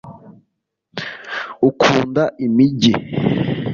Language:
Kinyarwanda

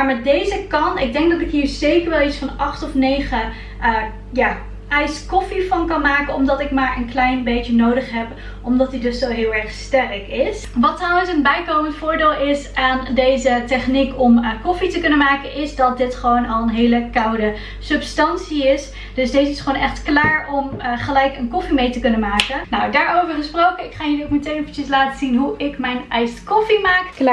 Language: Dutch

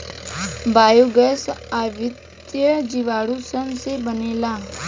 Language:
Bhojpuri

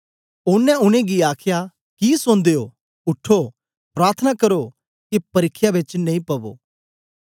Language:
Dogri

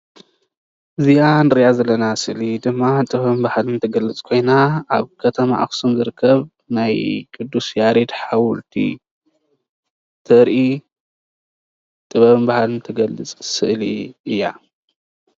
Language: Tigrinya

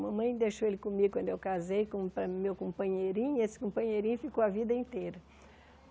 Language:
Portuguese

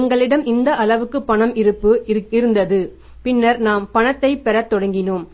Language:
Tamil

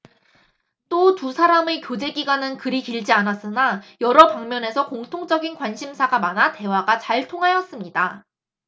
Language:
Korean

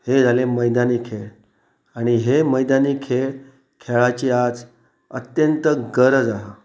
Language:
Konkani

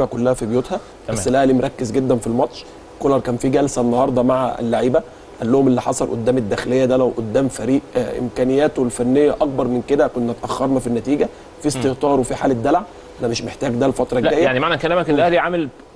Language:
Arabic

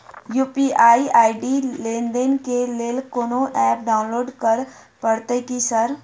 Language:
Maithili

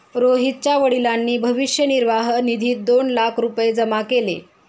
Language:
Marathi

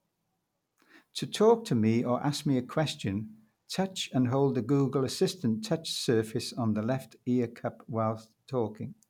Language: English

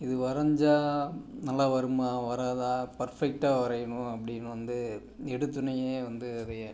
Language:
Tamil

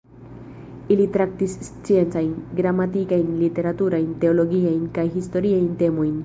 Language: Esperanto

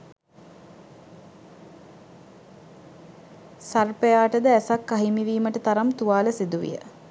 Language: Sinhala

